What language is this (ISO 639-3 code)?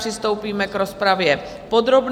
ces